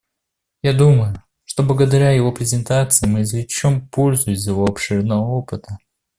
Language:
Russian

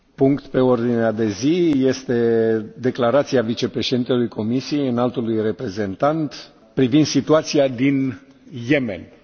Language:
Romanian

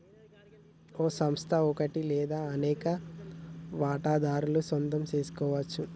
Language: Telugu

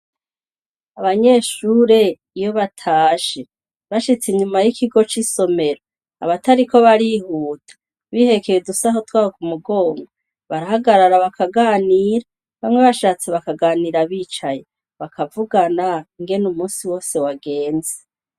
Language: Rundi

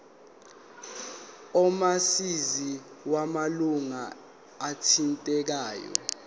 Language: Zulu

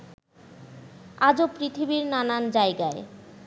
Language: Bangla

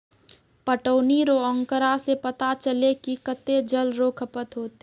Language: Maithili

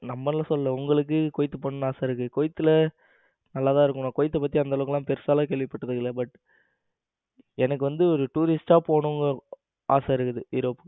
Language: Tamil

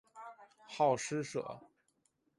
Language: Chinese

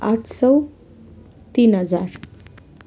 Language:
Nepali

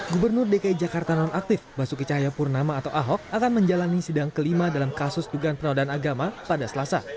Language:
Indonesian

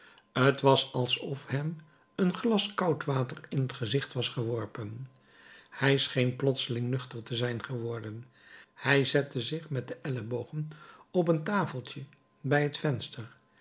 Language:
Dutch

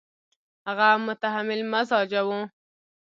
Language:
Pashto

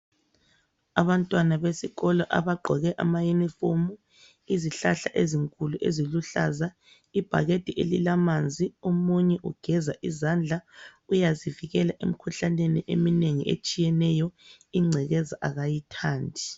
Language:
North Ndebele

